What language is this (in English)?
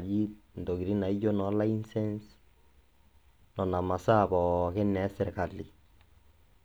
Masai